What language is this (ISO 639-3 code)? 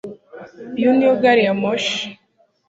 kin